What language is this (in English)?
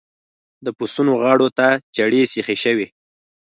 Pashto